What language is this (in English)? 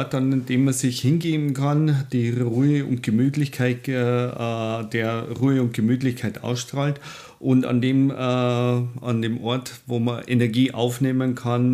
German